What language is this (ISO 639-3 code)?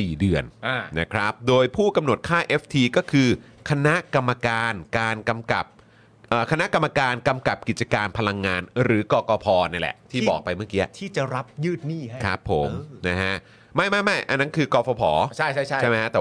tha